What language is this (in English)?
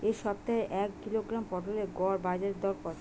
Bangla